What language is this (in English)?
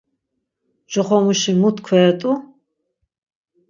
Laz